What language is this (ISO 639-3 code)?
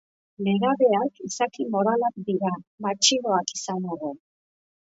eus